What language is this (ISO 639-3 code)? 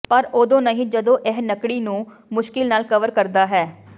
pan